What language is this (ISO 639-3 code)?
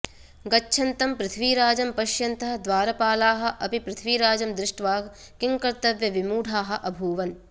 san